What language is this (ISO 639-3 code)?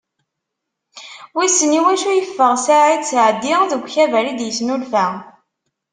kab